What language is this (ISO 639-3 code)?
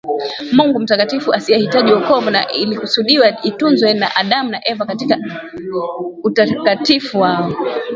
swa